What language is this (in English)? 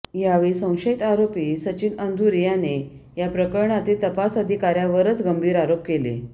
Marathi